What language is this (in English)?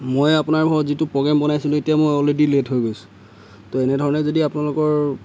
Assamese